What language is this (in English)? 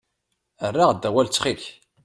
Kabyle